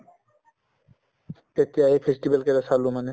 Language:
Assamese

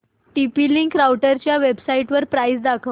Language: Marathi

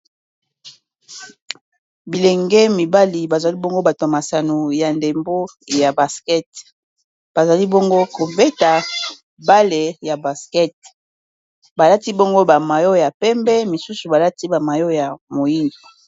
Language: Lingala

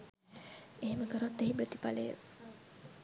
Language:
Sinhala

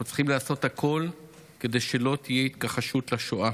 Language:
Hebrew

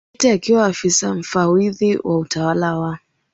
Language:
Swahili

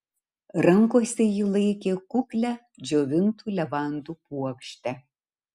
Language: Lithuanian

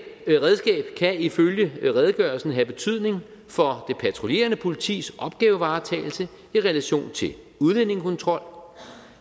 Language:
Danish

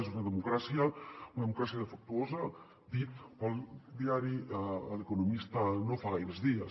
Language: Catalan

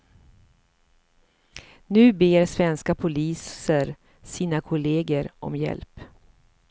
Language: Swedish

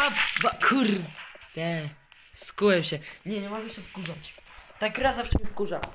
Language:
Polish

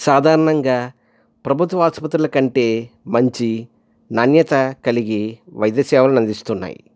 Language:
Telugu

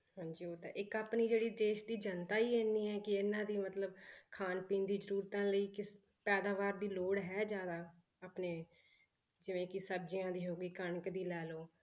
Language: Punjabi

